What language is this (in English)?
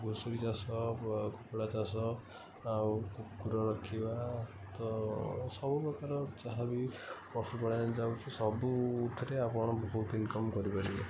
Odia